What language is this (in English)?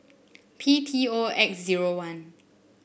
English